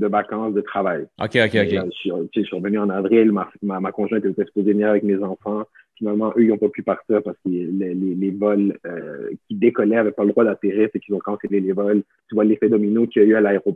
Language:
French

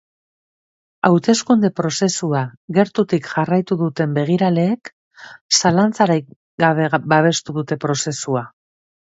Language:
Basque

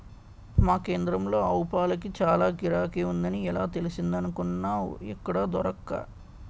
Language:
Telugu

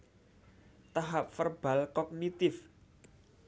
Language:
Javanese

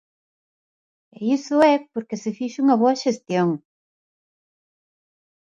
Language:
Galician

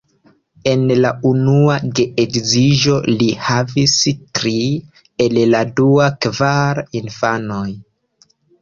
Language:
Esperanto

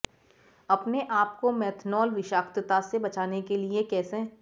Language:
Hindi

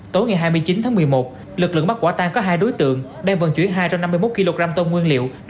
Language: Vietnamese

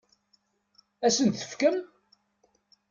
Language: Kabyle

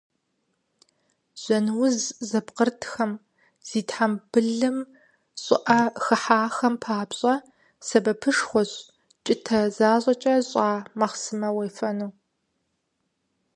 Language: Kabardian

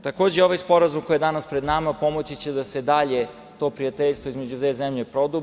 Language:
Serbian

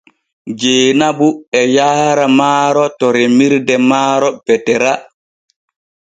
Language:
Borgu Fulfulde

